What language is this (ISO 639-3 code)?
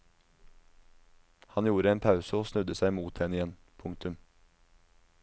nor